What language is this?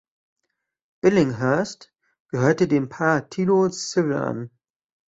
German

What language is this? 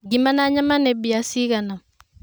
Kikuyu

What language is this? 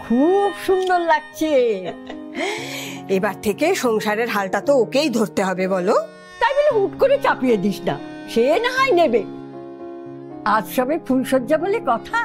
Romanian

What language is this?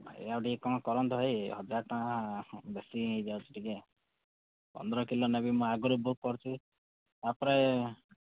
Odia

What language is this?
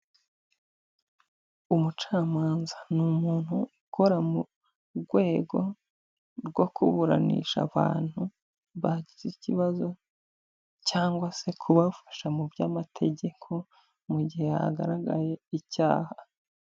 Kinyarwanda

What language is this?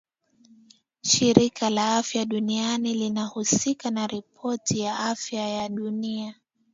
Swahili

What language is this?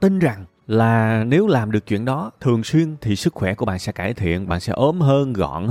Vietnamese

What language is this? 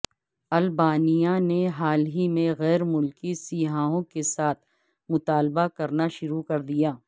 Urdu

